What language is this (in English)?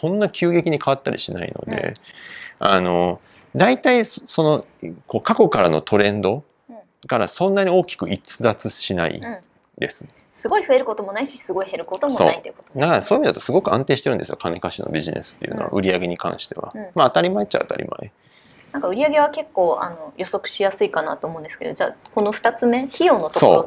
Japanese